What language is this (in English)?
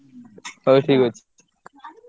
Odia